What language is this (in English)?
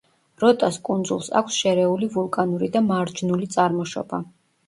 Georgian